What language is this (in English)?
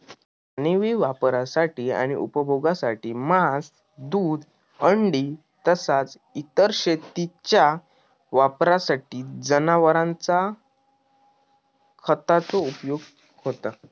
Marathi